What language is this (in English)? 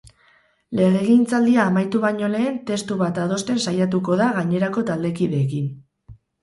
Basque